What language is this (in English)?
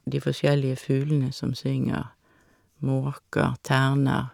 Norwegian